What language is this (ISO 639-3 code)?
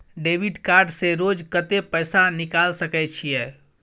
mai